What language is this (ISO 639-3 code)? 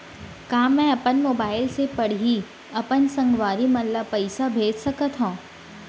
hne